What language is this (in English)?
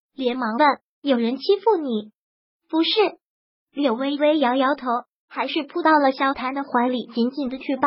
Chinese